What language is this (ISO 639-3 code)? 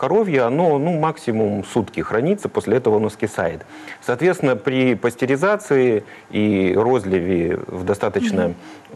rus